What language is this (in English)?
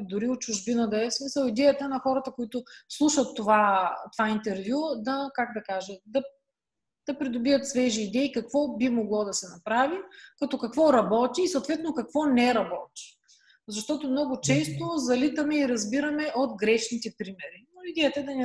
Bulgarian